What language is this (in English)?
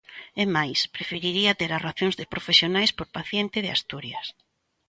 Galician